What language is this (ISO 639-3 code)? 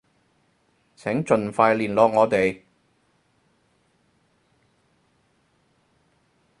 yue